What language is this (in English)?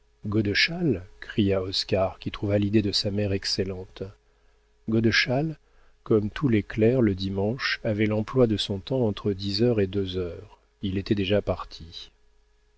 French